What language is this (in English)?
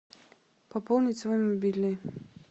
Russian